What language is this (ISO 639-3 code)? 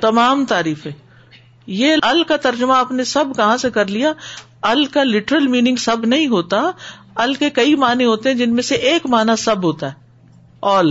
urd